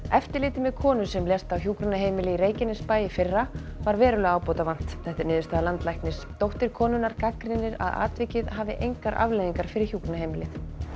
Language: Icelandic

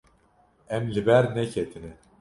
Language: Kurdish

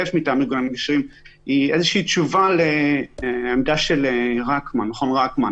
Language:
Hebrew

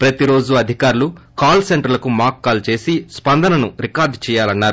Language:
Telugu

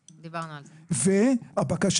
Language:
Hebrew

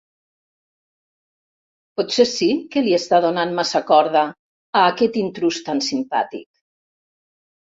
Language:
Catalan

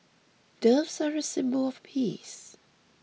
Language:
English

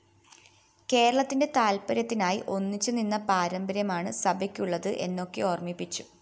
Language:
Malayalam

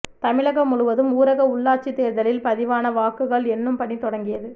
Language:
Tamil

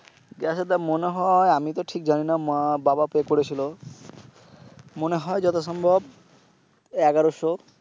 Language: Bangla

